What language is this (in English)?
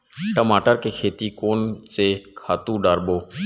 Chhattisgarhi